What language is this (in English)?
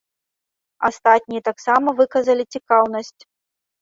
Belarusian